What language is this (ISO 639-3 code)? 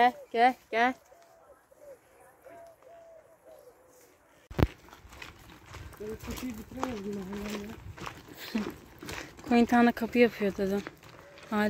tur